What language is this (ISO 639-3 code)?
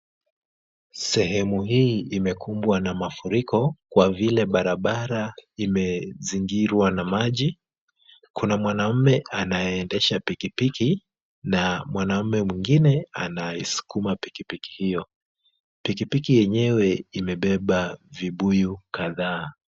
swa